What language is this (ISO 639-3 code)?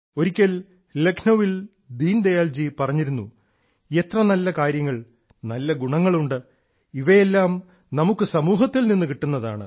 mal